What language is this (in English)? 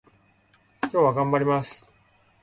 Japanese